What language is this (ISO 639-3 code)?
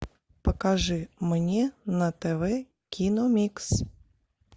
rus